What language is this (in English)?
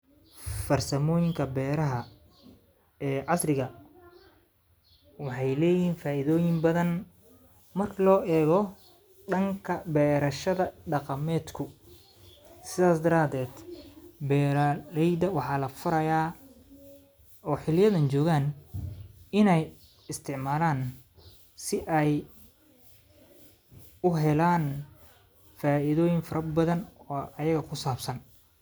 Somali